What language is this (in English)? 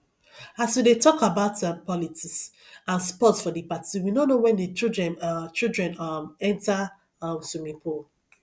Nigerian Pidgin